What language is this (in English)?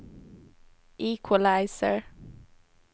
Swedish